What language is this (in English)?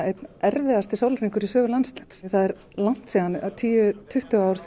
Icelandic